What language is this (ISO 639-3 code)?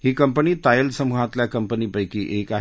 mar